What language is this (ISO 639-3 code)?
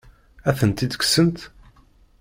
kab